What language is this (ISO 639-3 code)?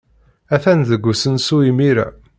kab